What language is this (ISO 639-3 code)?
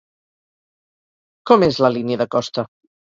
cat